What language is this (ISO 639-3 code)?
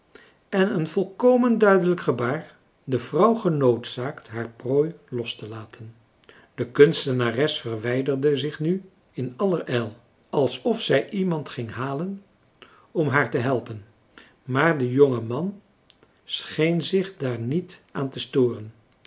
nld